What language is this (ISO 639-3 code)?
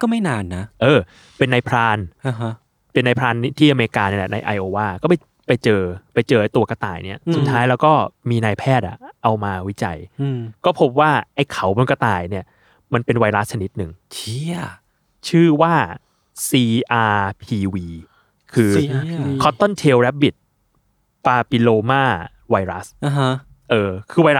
tha